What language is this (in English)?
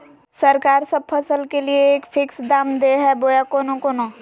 Magahi